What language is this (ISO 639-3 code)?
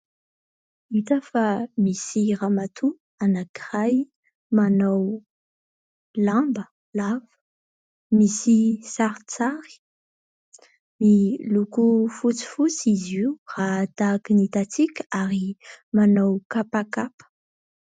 mlg